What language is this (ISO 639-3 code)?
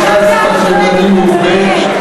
heb